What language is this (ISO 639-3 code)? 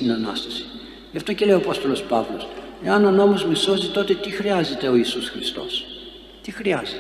ell